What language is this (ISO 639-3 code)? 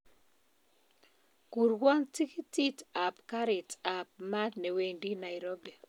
kln